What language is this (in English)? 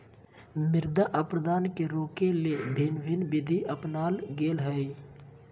Magahi